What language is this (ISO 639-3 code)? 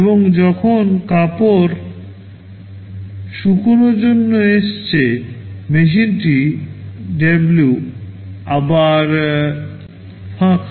ben